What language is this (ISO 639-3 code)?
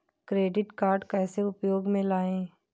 hin